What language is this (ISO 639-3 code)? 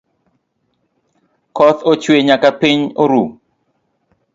luo